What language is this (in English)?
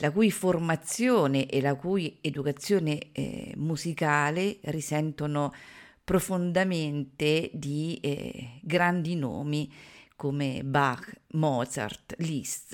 Italian